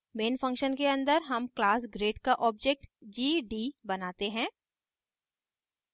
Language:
Hindi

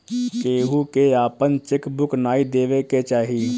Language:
Bhojpuri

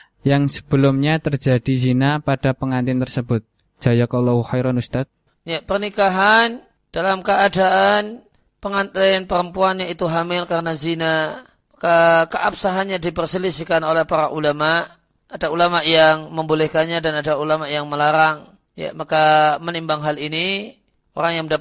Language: Indonesian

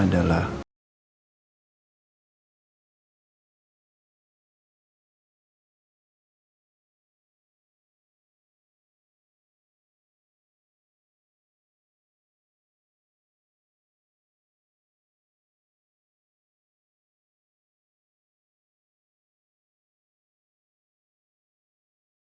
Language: Indonesian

